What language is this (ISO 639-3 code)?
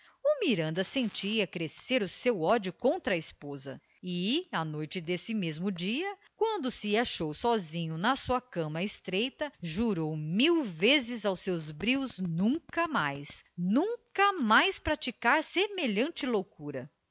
por